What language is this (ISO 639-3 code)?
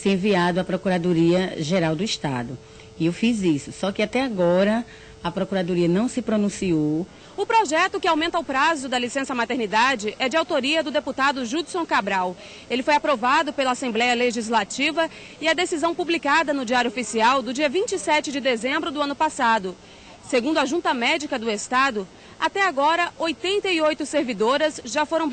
por